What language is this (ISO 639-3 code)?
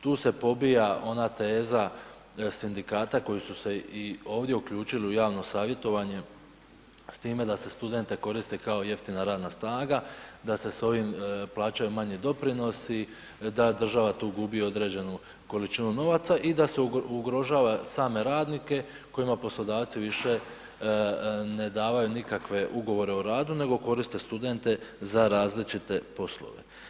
hrv